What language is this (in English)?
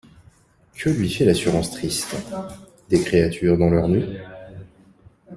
French